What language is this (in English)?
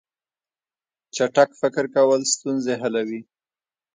Pashto